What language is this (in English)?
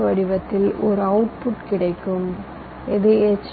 Tamil